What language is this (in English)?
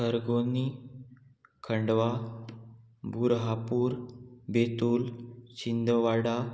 Konkani